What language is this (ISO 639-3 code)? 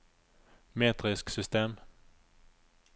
nor